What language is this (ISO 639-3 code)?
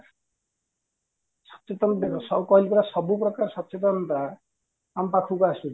ori